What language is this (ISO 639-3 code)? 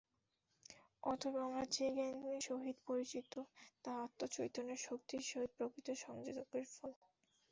ben